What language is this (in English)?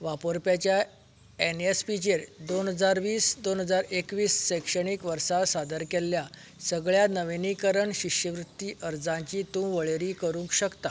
Konkani